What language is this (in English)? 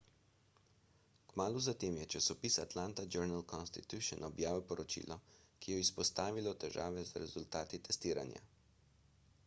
Slovenian